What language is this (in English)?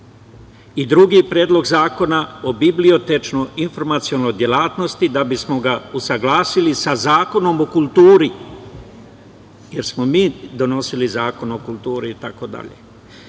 Serbian